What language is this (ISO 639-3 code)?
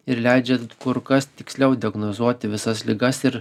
lit